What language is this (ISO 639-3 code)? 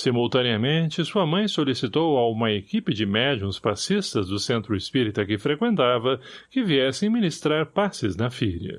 por